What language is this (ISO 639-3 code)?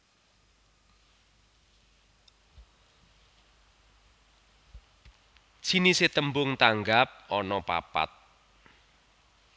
jav